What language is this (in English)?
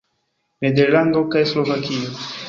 Esperanto